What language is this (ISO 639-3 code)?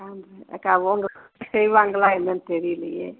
tam